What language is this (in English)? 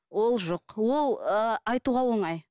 Kazakh